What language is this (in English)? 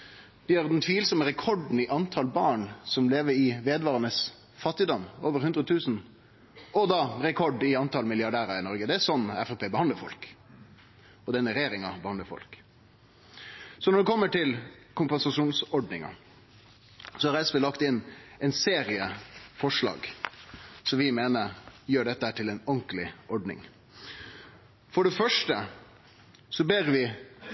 Norwegian Nynorsk